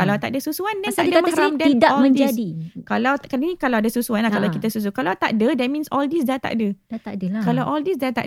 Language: Malay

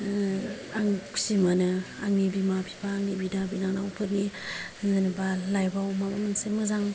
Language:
Bodo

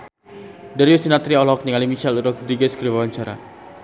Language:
Sundanese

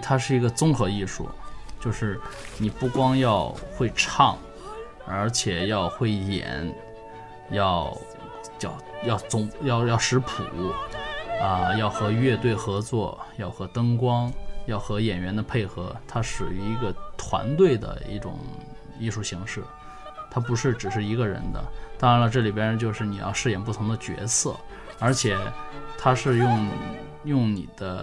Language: Chinese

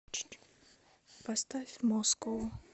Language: Russian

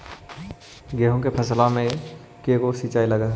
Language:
Magahi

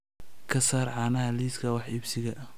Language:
Somali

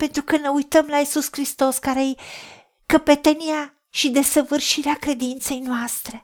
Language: Romanian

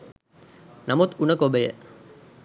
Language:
Sinhala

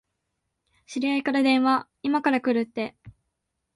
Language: Japanese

